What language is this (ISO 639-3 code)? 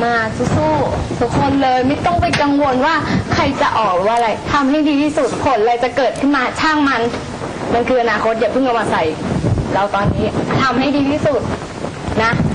tha